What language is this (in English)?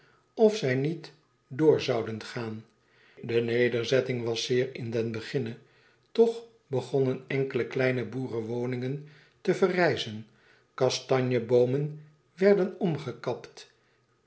Dutch